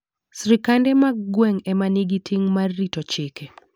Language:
Luo (Kenya and Tanzania)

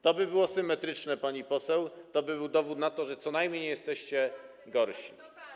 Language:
Polish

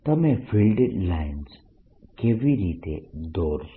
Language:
Gujarati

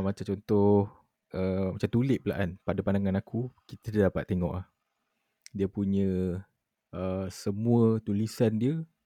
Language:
Malay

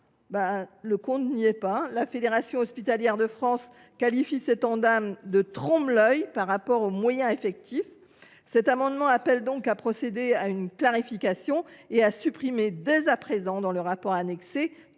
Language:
French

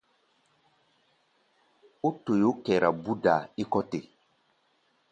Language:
Gbaya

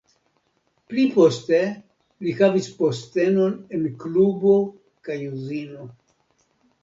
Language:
Esperanto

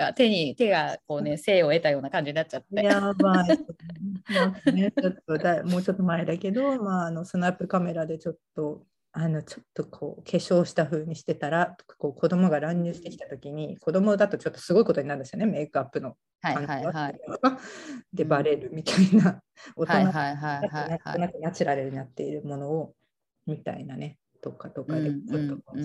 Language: Japanese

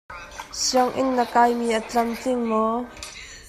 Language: Hakha Chin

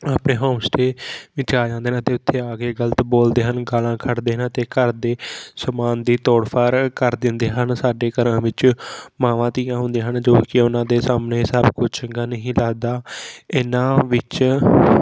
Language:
Punjabi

